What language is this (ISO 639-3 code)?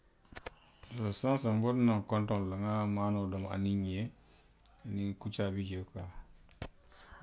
mlq